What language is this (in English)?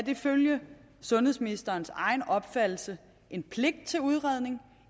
Danish